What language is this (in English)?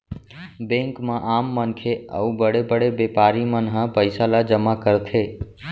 Chhattisgarhi